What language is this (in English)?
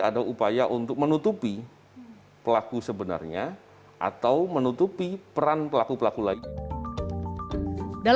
Indonesian